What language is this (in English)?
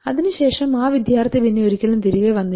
Malayalam